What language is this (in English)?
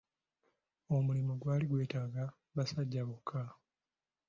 Ganda